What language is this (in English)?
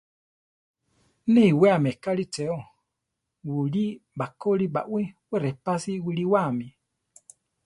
Central Tarahumara